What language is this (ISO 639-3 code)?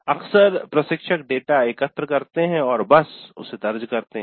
hin